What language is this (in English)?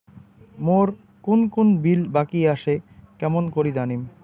Bangla